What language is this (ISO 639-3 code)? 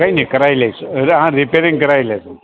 guj